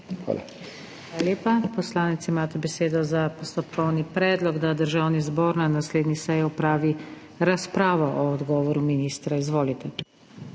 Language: Slovenian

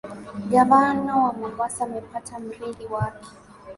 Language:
Swahili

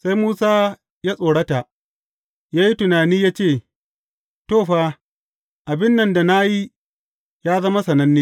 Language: Hausa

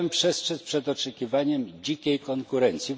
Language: Polish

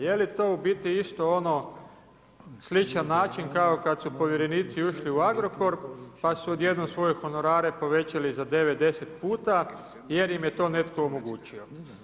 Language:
Croatian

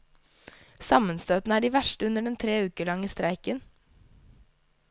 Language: Norwegian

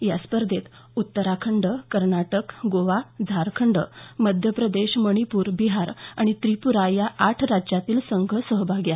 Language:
Marathi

